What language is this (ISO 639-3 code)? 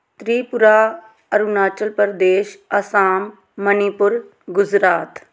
pan